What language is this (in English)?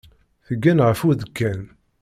Kabyle